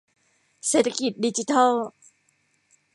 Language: Thai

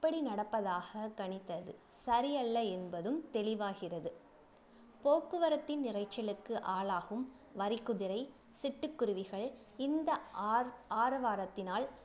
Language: Tamil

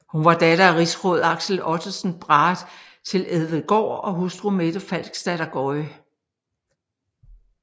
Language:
Danish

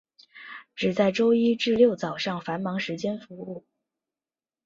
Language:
Chinese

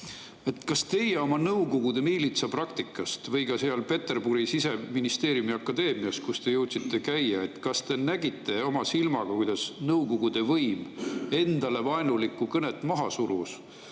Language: Estonian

